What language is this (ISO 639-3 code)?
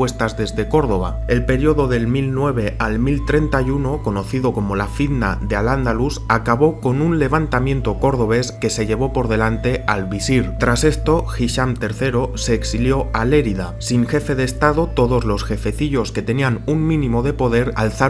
spa